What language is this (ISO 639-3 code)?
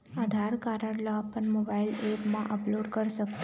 hne